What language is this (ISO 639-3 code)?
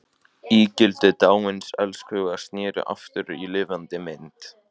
isl